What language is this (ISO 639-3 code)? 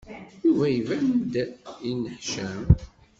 kab